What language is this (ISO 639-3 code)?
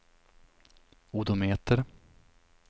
swe